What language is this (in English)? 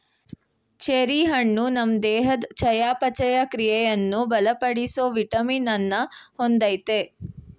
Kannada